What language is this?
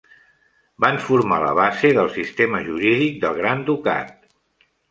Catalan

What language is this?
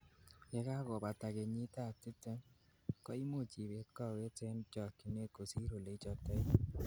Kalenjin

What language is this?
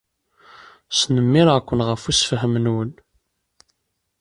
Kabyle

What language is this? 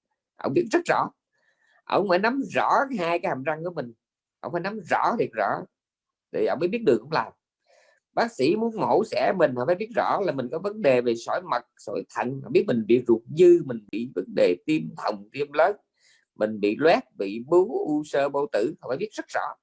Vietnamese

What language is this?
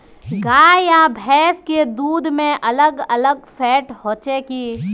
Magahi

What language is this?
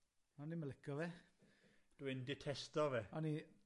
Welsh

